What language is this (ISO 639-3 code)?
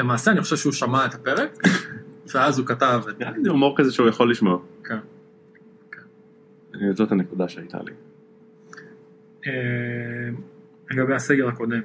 heb